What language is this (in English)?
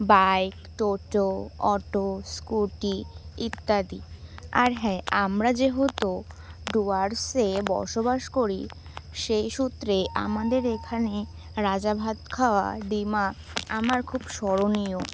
Bangla